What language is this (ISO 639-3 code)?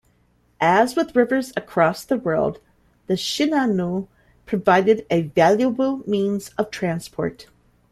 eng